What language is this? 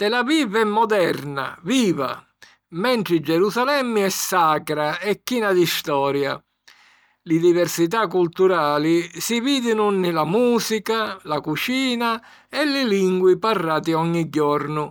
Sicilian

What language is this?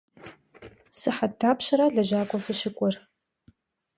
Kabardian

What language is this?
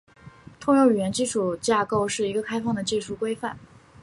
Chinese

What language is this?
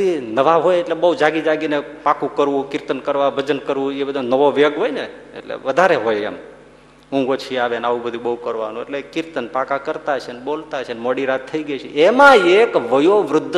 Gujarati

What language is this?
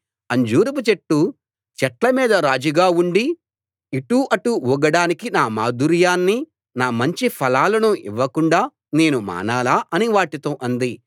Telugu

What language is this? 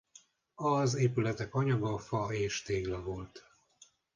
Hungarian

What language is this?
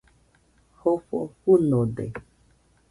Nüpode Huitoto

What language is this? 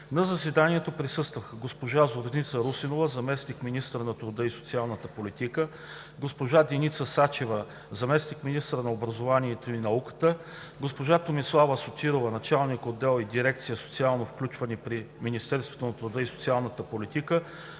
Bulgarian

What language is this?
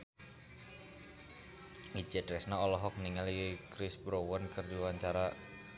Sundanese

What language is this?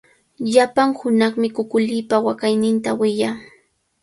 Cajatambo North Lima Quechua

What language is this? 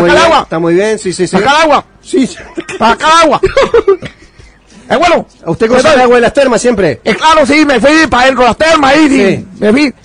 Spanish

